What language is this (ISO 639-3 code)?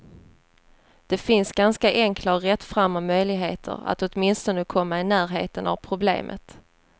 swe